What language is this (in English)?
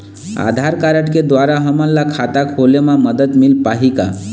Chhattisgarhi